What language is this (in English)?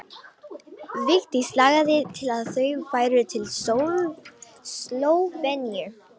Icelandic